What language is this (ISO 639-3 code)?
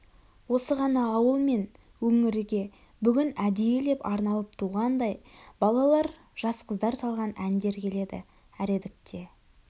kaz